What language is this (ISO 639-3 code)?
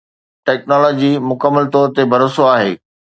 snd